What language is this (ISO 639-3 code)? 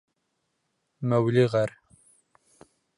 bak